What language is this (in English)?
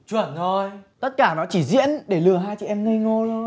Vietnamese